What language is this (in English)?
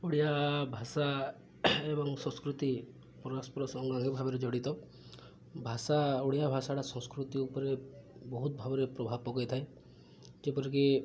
Odia